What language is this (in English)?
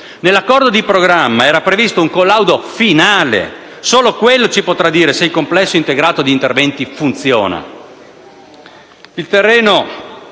Italian